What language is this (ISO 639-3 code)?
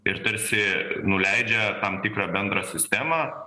lit